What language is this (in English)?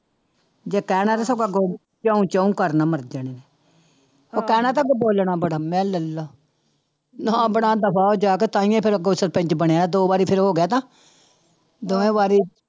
Punjabi